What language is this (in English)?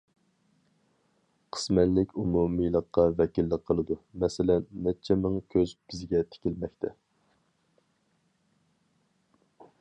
Uyghur